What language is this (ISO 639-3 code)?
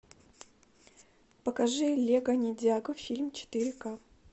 rus